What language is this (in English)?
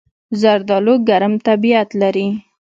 Pashto